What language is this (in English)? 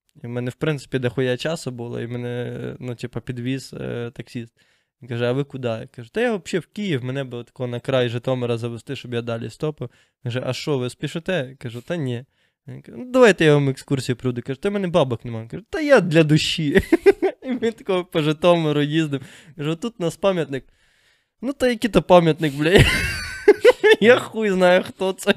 Ukrainian